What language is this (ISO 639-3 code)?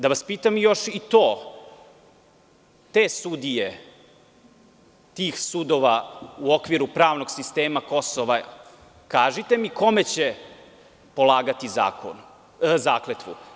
srp